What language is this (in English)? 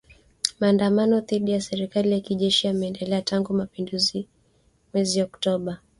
Swahili